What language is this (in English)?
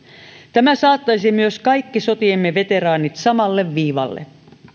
Finnish